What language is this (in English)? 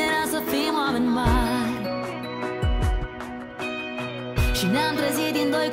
Romanian